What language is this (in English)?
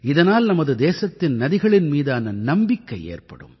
Tamil